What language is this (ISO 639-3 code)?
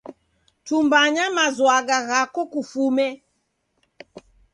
dav